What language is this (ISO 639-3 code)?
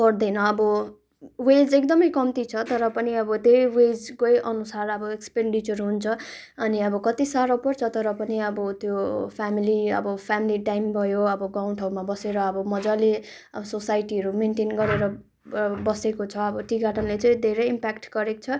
nep